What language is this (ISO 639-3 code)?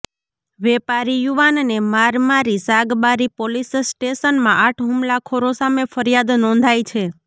guj